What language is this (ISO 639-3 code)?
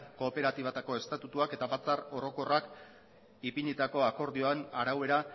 eus